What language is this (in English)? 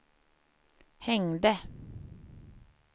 Swedish